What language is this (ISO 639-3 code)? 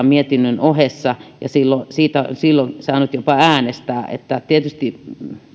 fin